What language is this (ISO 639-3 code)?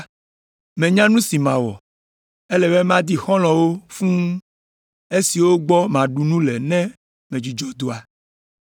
ewe